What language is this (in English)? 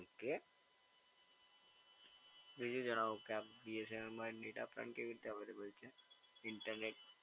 Gujarati